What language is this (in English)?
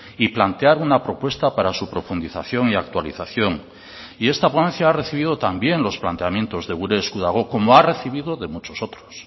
Spanish